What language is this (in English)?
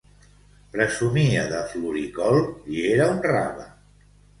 Catalan